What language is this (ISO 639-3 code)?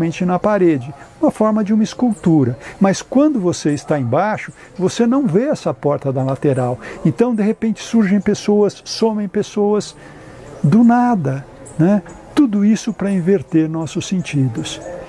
por